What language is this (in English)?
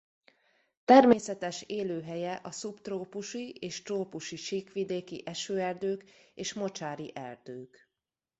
Hungarian